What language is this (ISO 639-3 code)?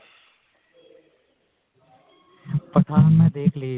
pan